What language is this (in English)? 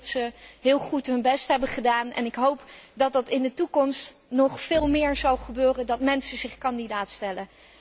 Dutch